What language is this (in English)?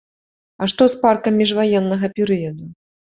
Belarusian